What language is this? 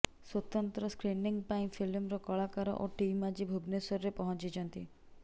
Odia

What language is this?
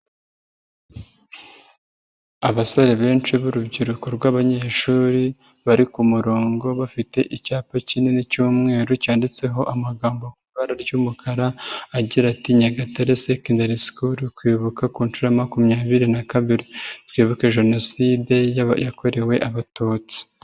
Kinyarwanda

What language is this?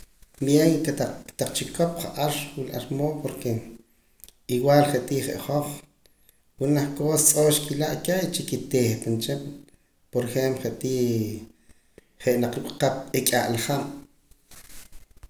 Poqomam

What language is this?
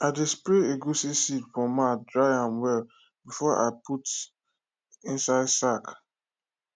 Nigerian Pidgin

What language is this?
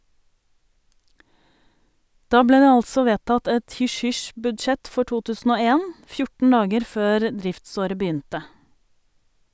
Norwegian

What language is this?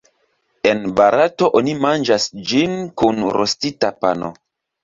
Esperanto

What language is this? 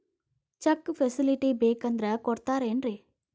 Kannada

